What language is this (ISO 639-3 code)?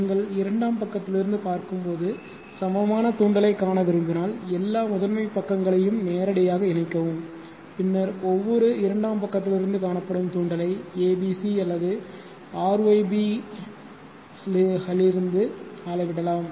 tam